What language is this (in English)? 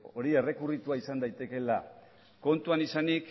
Basque